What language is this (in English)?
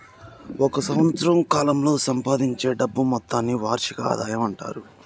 Telugu